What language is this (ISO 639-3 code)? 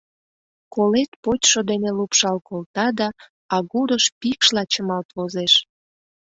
chm